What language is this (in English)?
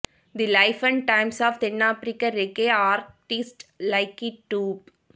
Tamil